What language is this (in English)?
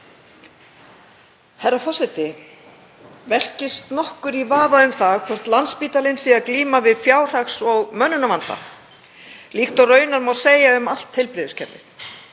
Icelandic